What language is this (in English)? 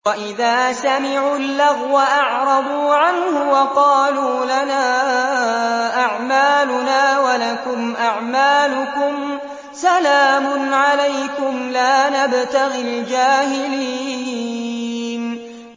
Arabic